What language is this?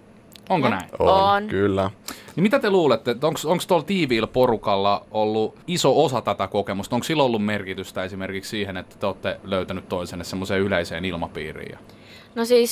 Finnish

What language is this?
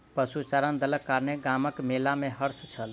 Maithili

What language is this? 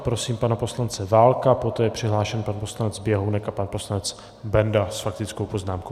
Czech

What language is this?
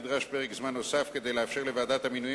Hebrew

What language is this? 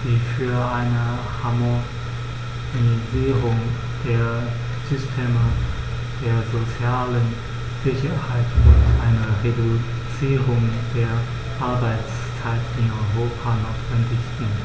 German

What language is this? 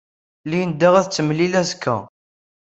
Kabyle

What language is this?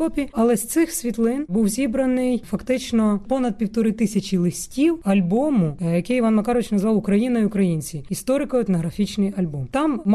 Ukrainian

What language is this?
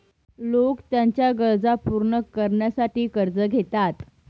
Marathi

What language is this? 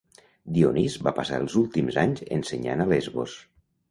Catalan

